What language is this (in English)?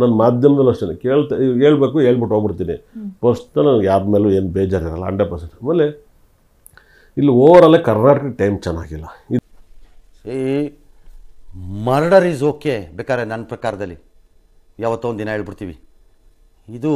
Kannada